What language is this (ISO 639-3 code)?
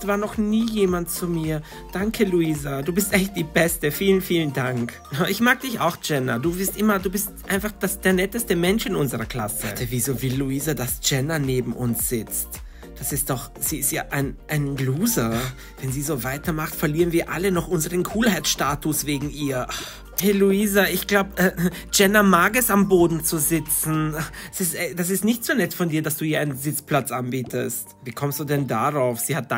deu